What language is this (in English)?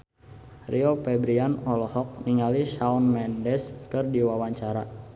Sundanese